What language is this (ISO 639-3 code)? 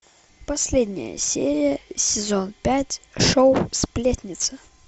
rus